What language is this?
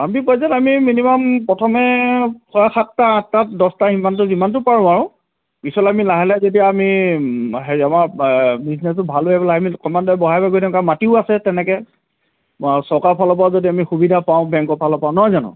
Assamese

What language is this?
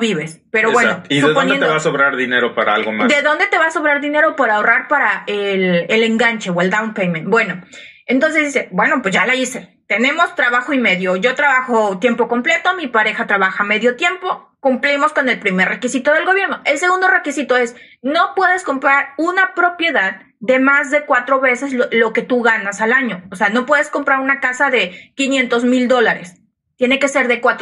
Spanish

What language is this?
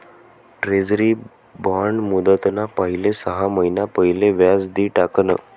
Marathi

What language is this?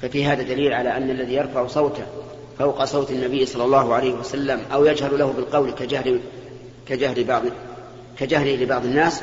Arabic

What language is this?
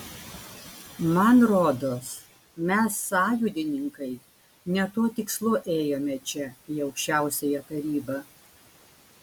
Lithuanian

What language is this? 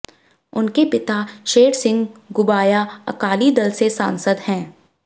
Hindi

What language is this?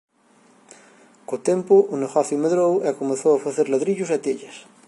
Galician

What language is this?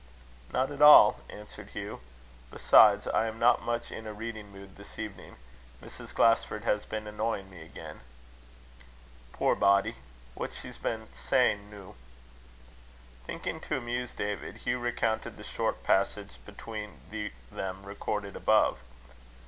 English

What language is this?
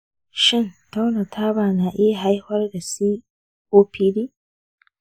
Hausa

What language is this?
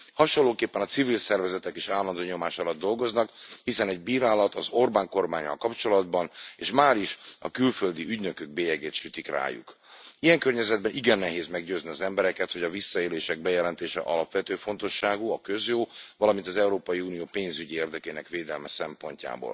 Hungarian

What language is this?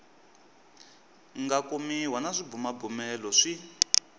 Tsonga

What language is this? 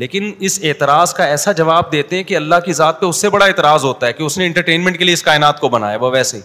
Urdu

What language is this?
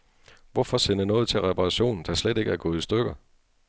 Danish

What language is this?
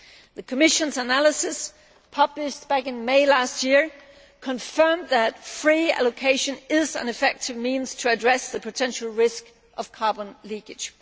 English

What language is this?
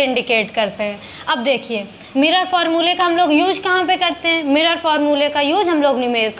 Hindi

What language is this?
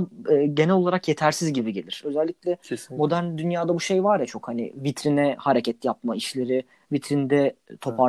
Turkish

